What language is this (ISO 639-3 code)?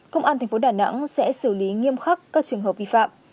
vie